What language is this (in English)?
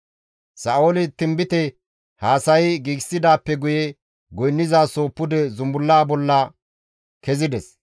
Gamo